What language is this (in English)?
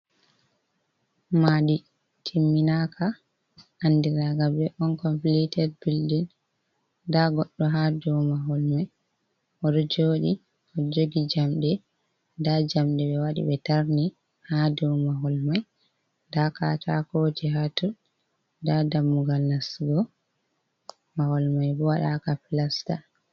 Fula